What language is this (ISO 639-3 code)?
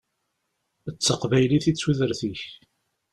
kab